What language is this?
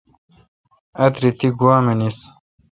Kalkoti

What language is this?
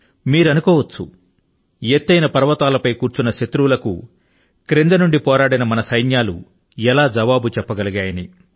Telugu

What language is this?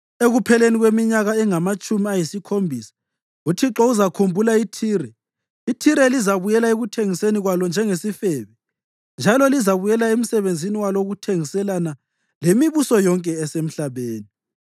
North Ndebele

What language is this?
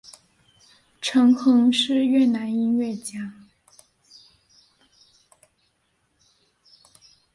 Chinese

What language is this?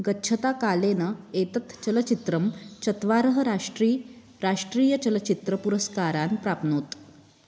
Sanskrit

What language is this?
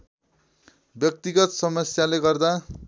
Nepali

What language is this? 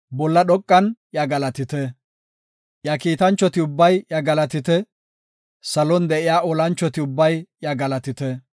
Gofa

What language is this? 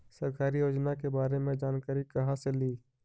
Magahi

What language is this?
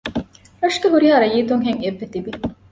Divehi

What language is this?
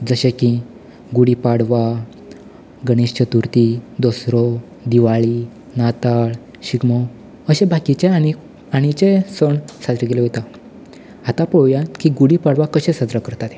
Konkani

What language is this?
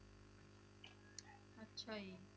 Punjabi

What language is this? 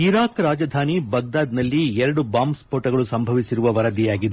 Kannada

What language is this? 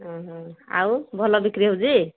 Odia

